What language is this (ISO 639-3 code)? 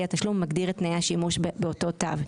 heb